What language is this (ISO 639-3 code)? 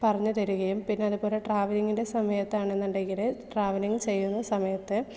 mal